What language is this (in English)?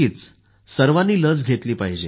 Marathi